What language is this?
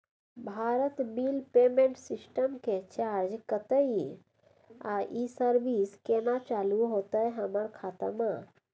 Maithili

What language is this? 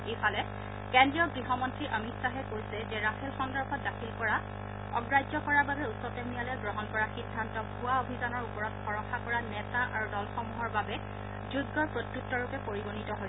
Assamese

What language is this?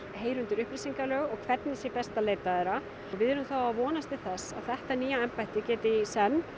Icelandic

